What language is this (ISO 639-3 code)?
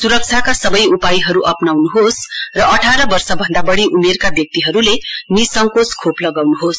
nep